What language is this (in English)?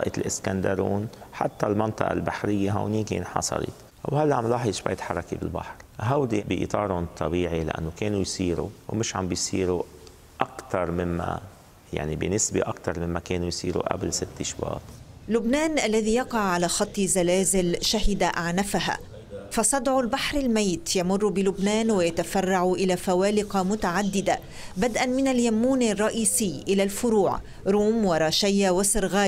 Arabic